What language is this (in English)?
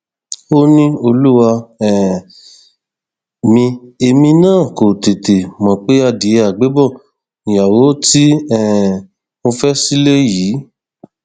Yoruba